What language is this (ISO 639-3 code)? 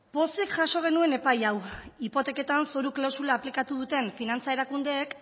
eus